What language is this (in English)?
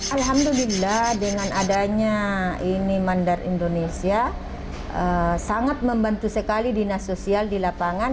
Indonesian